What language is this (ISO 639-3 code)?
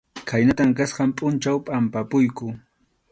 qxu